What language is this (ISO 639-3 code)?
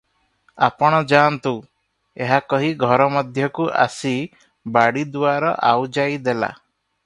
ori